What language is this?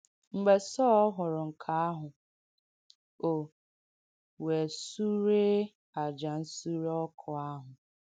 Igbo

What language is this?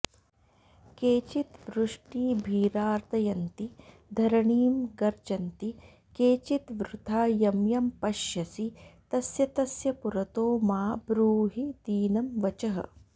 Sanskrit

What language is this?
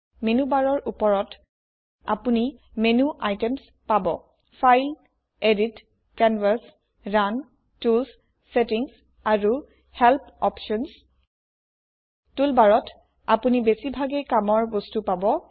Assamese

